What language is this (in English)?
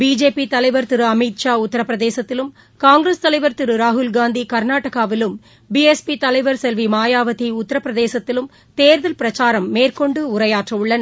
Tamil